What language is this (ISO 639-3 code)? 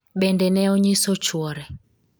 luo